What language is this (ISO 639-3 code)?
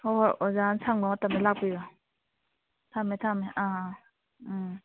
mni